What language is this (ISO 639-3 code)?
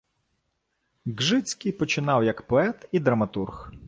ukr